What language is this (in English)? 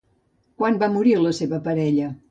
Catalan